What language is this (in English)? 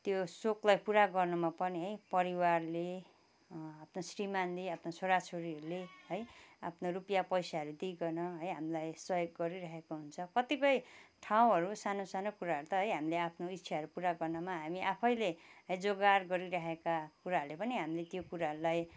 Nepali